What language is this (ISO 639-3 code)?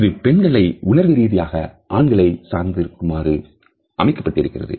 tam